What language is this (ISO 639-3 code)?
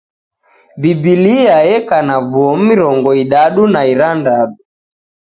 dav